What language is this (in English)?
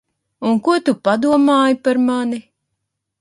Latvian